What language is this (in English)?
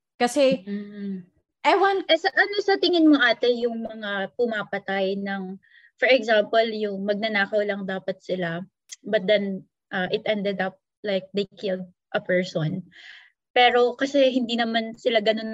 Filipino